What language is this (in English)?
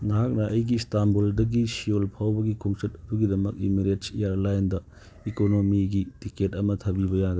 Manipuri